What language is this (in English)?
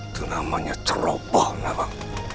Indonesian